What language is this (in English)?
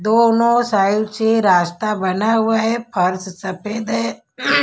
Hindi